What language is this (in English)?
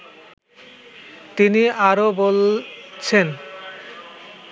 Bangla